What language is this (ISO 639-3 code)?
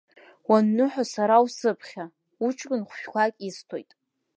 abk